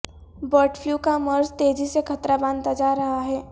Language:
Urdu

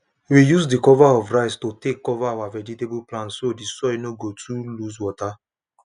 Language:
Nigerian Pidgin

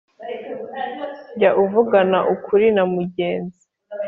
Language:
Kinyarwanda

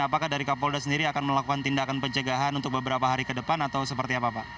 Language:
Indonesian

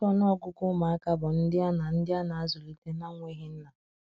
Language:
Igbo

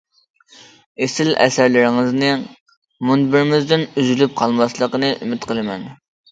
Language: Uyghur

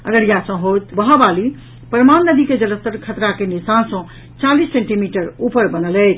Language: Maithili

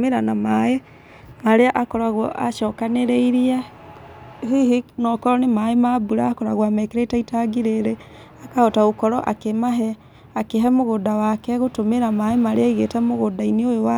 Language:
Kikuyu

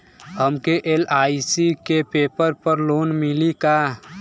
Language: Bhojpuri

